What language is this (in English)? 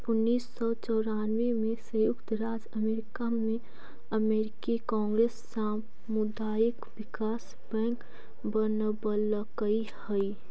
Magahi